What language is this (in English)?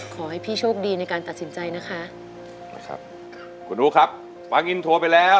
Thai